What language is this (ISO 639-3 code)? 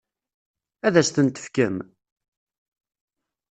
kab